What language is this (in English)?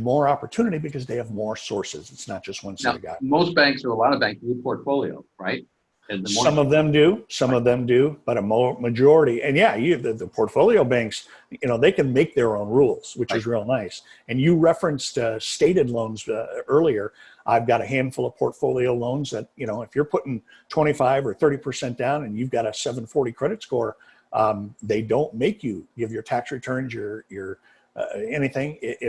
English